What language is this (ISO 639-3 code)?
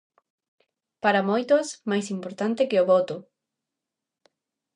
glg